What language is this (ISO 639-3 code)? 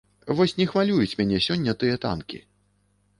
bel